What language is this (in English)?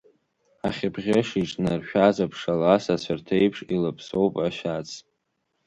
Abkhazian